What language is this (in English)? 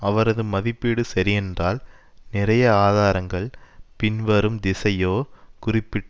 Tamil